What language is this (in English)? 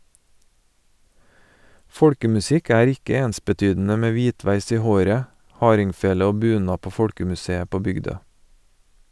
Norwegian